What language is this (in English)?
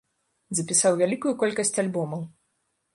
Belarusian